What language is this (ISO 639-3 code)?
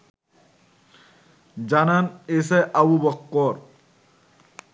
ben